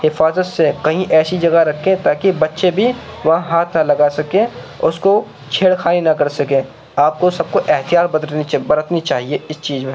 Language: Urdu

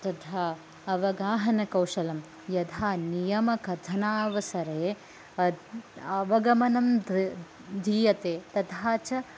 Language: Sanskrit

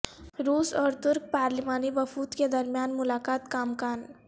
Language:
Urdu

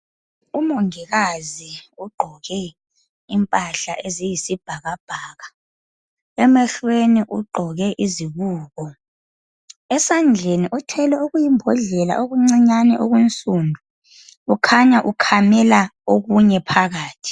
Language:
North Ndebele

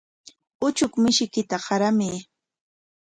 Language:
Corongo Ancash Quechua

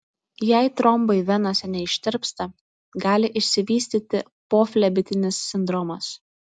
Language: Lithuanian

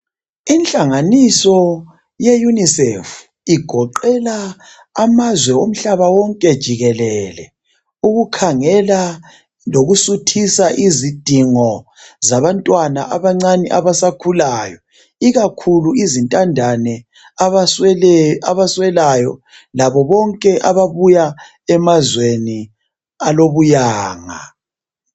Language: North Ndebele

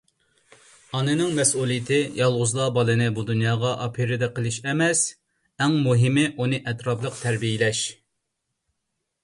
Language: Uyghur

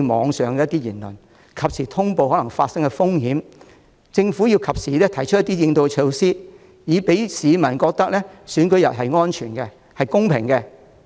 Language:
Cantonese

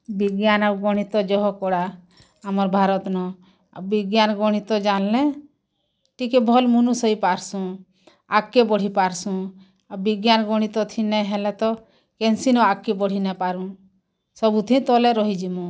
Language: Odia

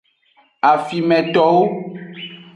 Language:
Aja (Benin)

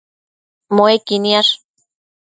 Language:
Matsés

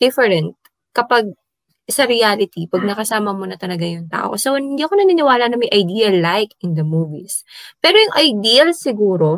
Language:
Filipino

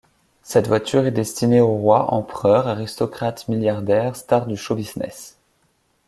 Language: French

